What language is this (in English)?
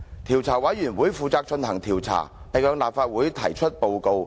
Cantonese